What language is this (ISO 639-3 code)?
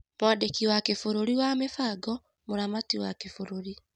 kik